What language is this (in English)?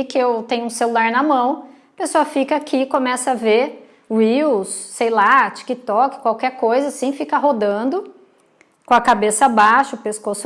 Portuguese